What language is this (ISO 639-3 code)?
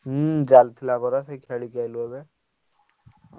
ori